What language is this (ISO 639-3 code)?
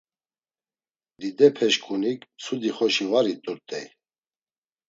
lzz